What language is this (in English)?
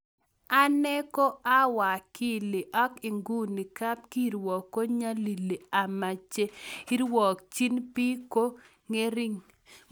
Kalenjin